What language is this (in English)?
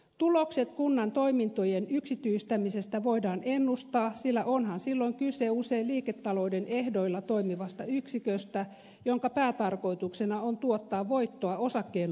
Finnish